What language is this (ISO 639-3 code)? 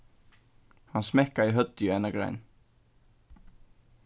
fao